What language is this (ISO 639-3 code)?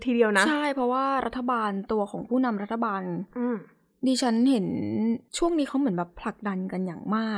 tha